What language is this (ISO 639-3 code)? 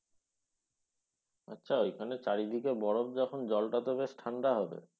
ben